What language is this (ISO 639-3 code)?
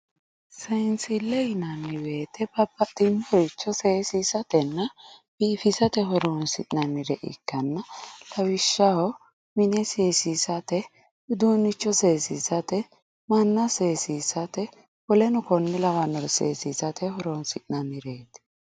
sid